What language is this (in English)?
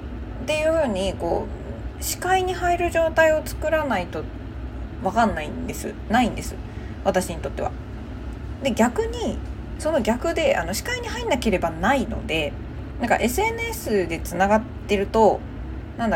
Japanese